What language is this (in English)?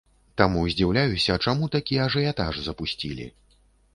Belarusian